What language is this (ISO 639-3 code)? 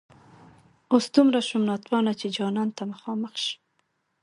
pus